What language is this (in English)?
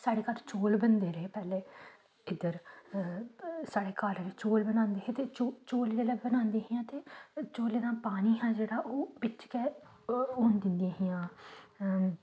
Dogri